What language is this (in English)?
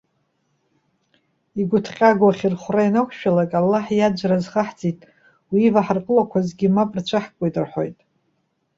Abkhazian